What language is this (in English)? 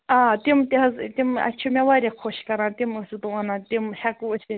Kashmiri